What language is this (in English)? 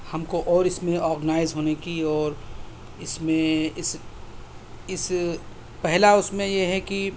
Urdu